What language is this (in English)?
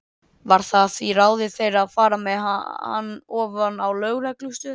Icelandic